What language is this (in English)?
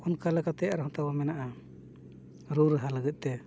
Santali